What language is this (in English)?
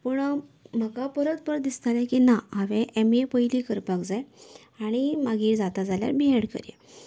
Konkani